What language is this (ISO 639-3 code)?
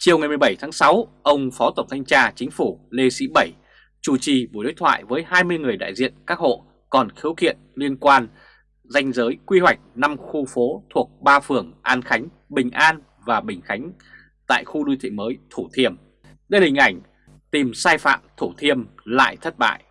vie